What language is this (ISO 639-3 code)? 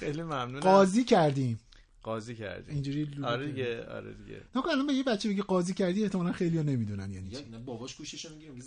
fas